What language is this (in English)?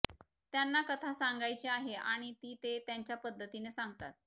Marathi